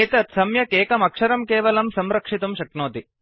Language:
Sanskrit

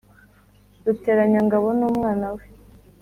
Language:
Kinyarwanda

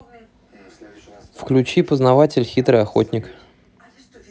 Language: Russian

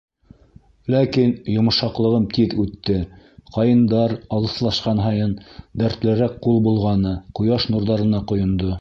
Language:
Bashkir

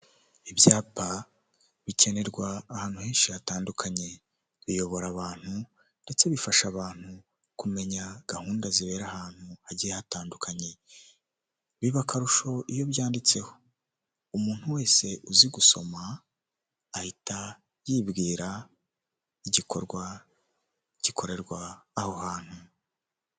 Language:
Kinyarwanda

